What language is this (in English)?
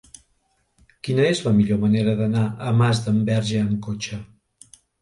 Catalan